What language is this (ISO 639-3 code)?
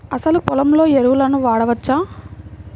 tel